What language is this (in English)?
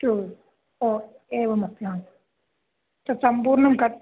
Sanskrit